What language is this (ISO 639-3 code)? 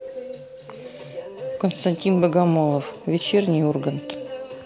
rus